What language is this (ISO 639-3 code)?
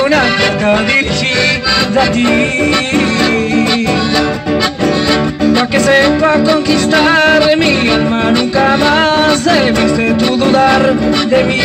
spa